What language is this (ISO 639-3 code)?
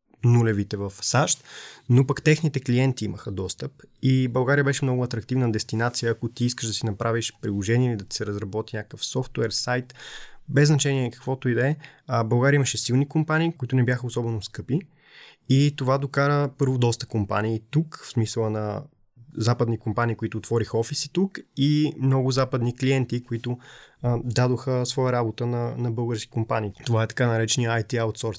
bul